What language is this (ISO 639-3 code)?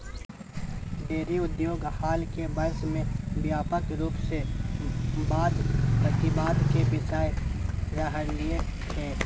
mag